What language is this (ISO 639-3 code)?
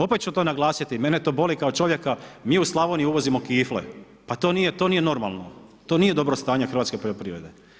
hrv